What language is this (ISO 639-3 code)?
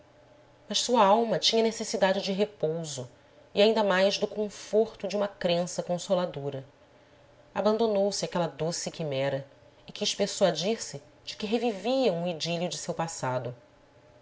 por